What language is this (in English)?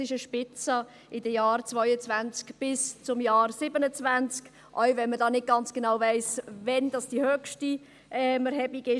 Swiss German